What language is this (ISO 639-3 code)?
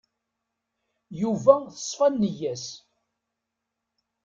kab